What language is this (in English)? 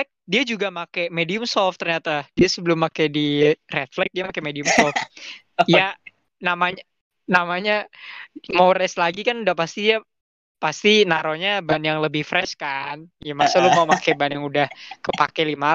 Indonesian